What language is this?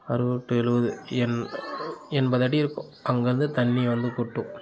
Tamil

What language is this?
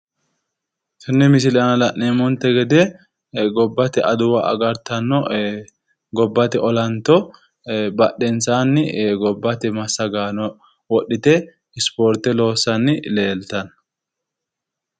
Sidamo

